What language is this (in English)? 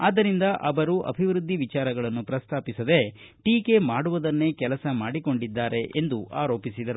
Kannada